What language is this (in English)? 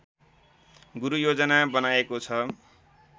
Nepali